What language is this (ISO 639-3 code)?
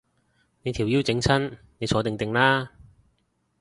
yue